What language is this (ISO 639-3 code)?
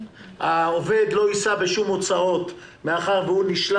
heb